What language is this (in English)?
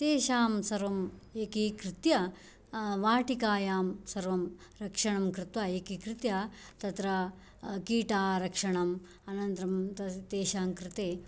Sanskrit